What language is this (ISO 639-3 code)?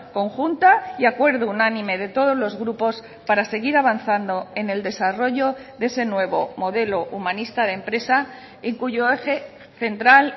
spa